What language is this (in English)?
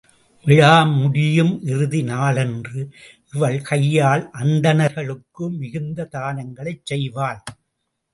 Tamil